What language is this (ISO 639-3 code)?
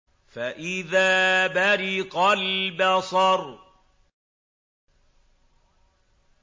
ara